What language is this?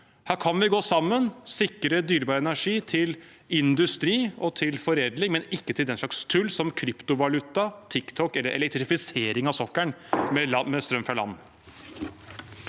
Norwegian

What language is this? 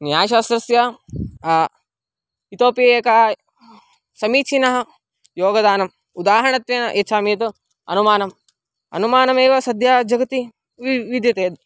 Sanskrit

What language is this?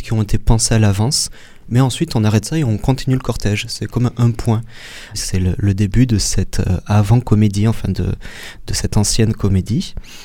French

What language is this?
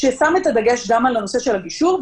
Hebrew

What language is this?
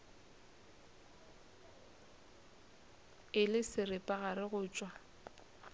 Northern Sotho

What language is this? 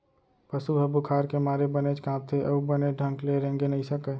Chhattisgarhi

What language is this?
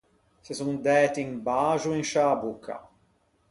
Ligurian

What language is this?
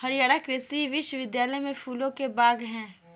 Hindi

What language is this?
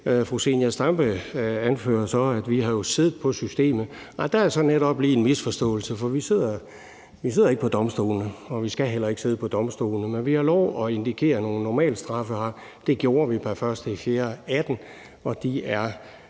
Danish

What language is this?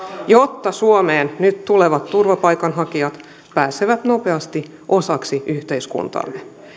Finnish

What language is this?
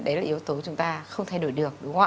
Vietnamese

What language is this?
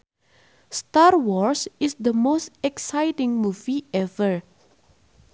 Sundanese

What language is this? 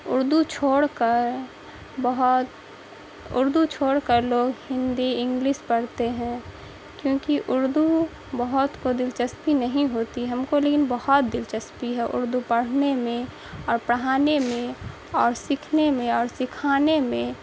Urdu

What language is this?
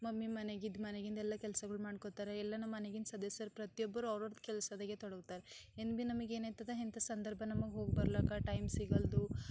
Kannada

